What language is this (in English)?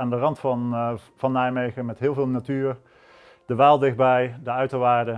Dutch